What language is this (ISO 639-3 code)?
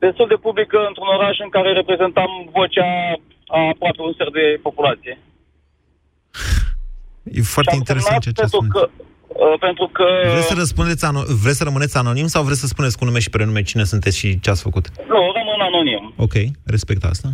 ron